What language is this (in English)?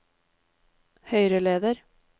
Norwegian